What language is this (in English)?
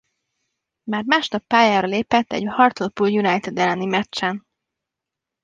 Hungarian